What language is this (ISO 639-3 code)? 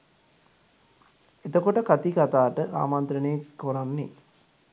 sin